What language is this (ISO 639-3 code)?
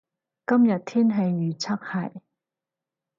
yue